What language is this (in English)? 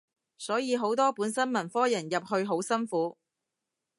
Cantonese